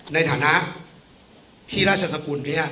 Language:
Thai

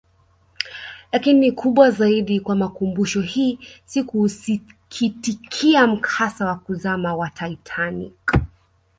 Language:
Swahili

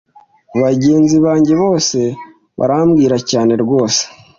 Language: Kinyarwanda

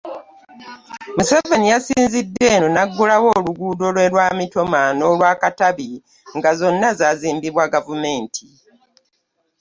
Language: Ganda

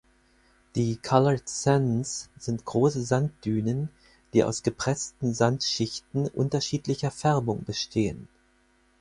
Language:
German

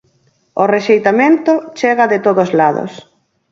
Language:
Galician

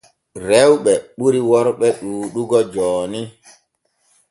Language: Borgu Fulfulde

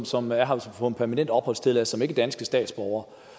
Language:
Danish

